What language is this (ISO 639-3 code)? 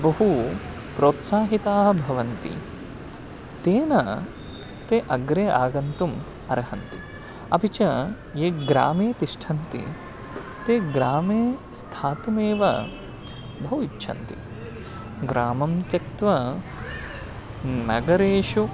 san